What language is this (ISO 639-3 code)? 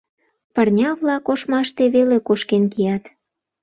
chm